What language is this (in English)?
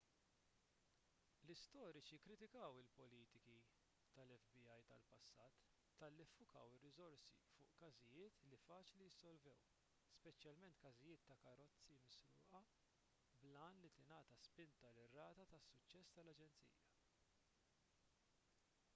Maltese